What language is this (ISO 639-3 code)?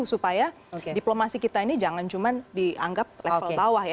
ind